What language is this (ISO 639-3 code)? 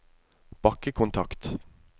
nor